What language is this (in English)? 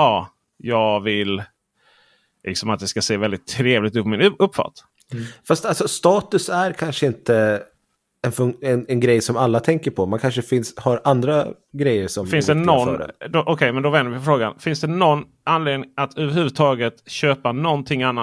Swedish